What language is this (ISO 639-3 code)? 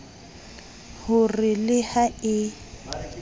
sot